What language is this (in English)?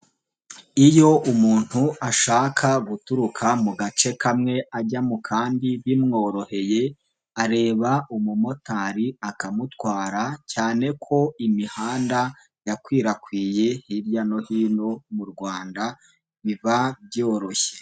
Kinyarwanda